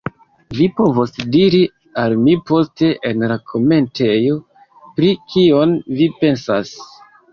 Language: Esperanto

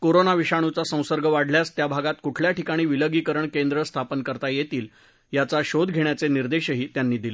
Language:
Marathi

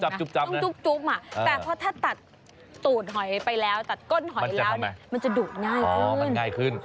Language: Thai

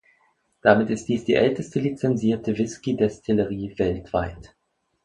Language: German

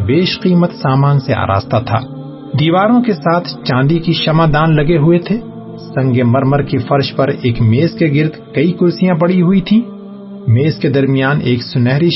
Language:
Urdu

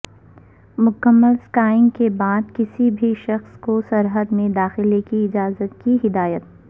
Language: Urdu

